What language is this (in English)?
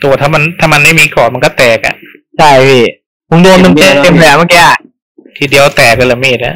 Thai